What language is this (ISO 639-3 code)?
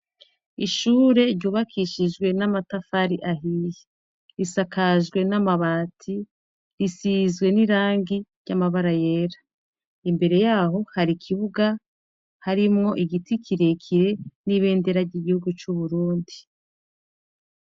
run